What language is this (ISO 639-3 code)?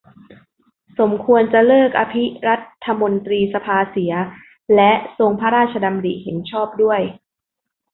tha